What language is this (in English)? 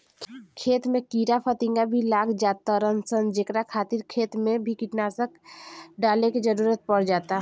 Bhojpuri